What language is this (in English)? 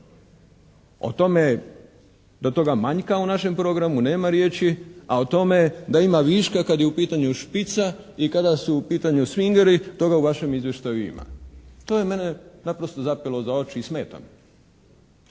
Croatian